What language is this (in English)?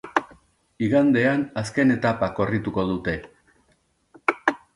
Basque